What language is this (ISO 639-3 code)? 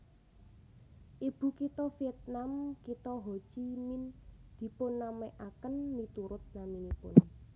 jav